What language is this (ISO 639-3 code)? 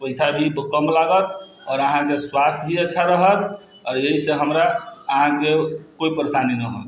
mai